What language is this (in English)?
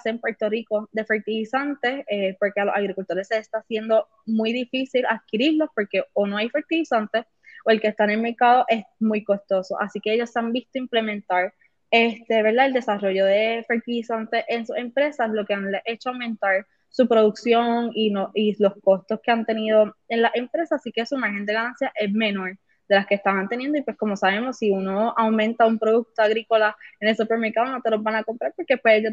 Spanish